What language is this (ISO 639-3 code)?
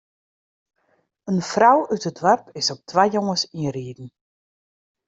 fry